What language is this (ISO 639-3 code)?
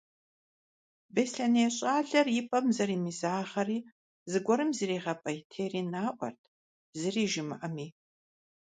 kbd